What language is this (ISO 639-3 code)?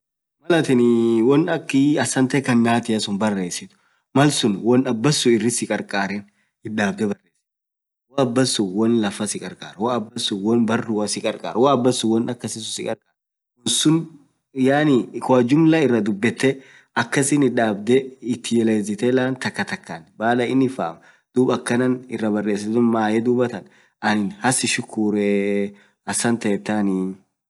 orc